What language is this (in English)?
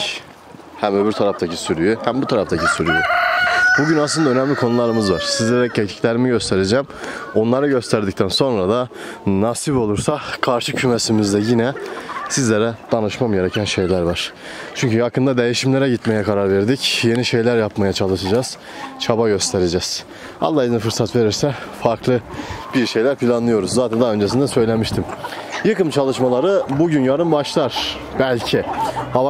Turkish